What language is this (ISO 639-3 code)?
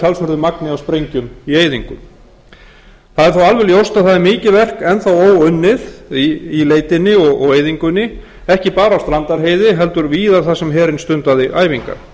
isl